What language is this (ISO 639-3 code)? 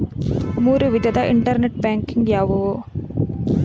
kan